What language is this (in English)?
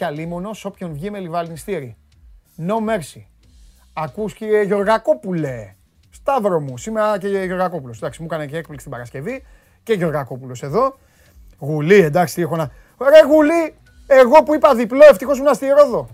Greek